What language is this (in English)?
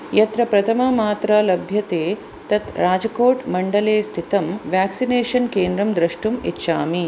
Sanskrit